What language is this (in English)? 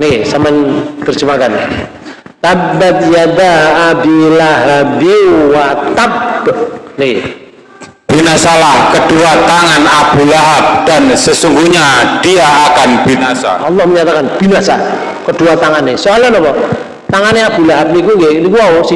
Indonesian